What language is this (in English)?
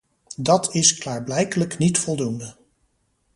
Dutch